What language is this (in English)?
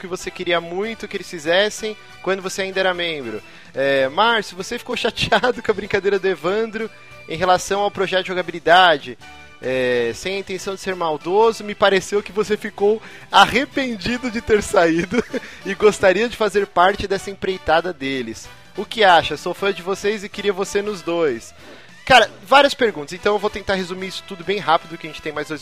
Portuguese